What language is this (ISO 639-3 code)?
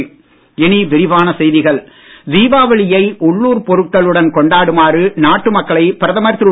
tam